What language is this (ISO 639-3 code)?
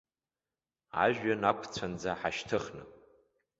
abk